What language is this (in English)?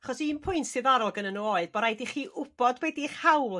Welsh